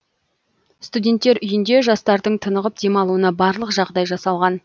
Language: Kazakh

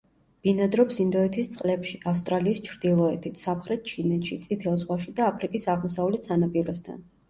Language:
Georgian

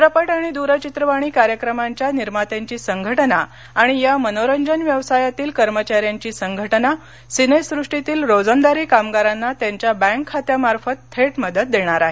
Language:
Marathi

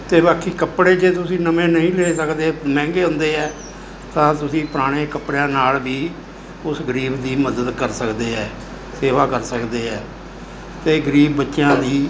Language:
Punjabi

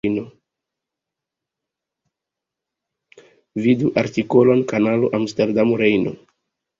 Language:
Esperanto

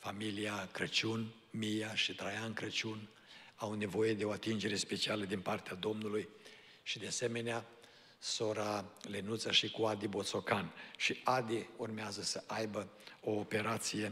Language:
Romanian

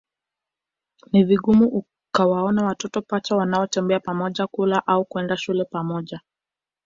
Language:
Swahili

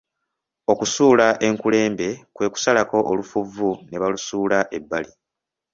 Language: Ganda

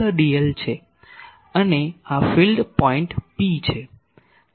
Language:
Gujarati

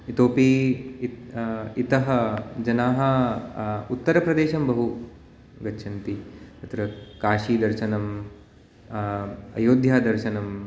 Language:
Sanskrit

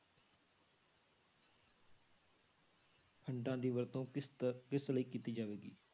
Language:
Punjabi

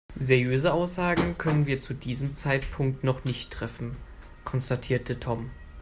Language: German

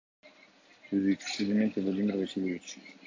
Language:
Kyrgyz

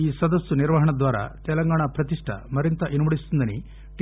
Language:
Telugu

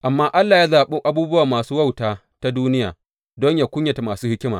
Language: Hausa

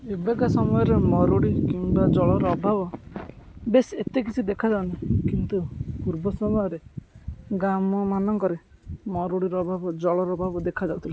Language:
Odia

